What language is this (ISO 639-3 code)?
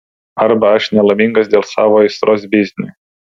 lit